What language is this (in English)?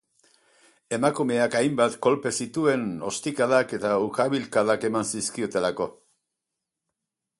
Basque